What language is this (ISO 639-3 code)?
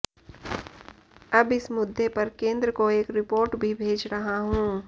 hin